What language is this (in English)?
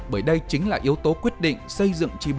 Vietnamese